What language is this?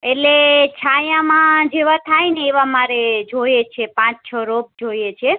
Gujarati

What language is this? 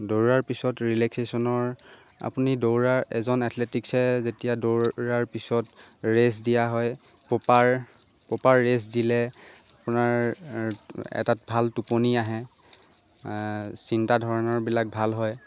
Assamese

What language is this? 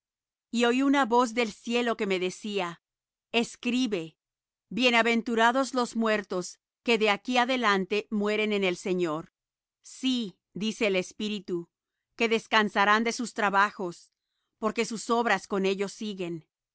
Spanish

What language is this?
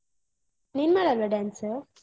Kannada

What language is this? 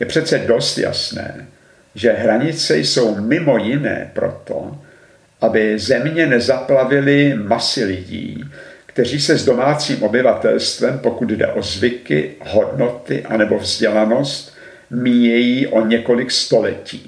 Czech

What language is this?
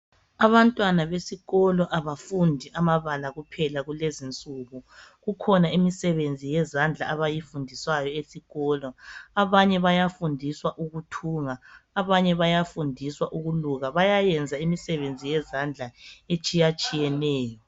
North Ndebele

